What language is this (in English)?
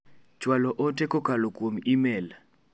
Luo (Kenya and Tanzania)